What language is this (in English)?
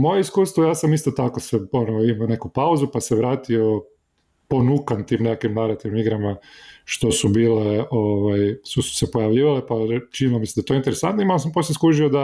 Croatian